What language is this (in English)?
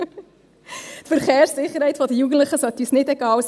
Swiss German